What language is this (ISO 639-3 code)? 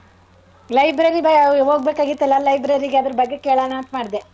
kan